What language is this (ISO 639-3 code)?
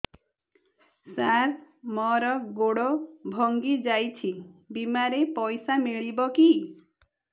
ori